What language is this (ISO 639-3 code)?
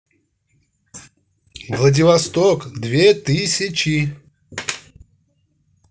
rus